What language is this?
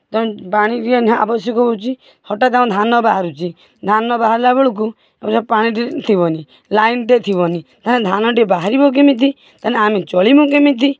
Odia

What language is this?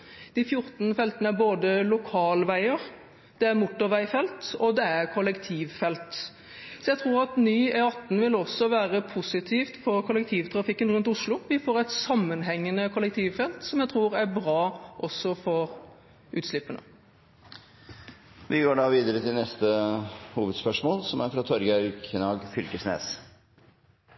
Norwegian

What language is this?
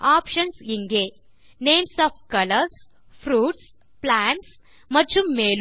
Tamil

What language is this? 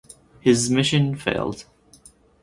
English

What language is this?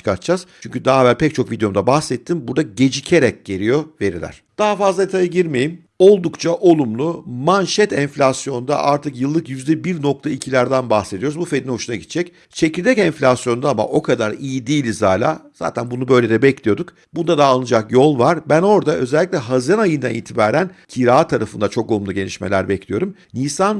Turkish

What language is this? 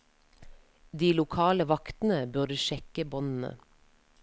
Norwegian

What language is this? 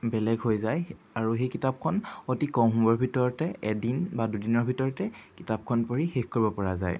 Assamese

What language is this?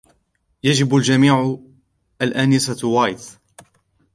Arabic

